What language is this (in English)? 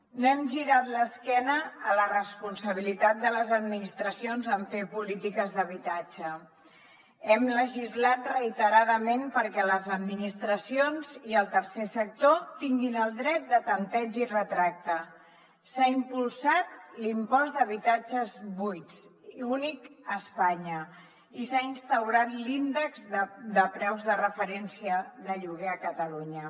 Catalan